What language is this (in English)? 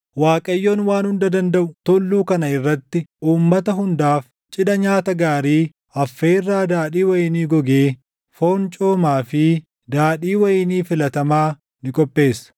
Oromo